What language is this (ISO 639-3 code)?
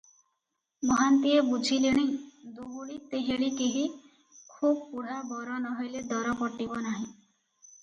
ori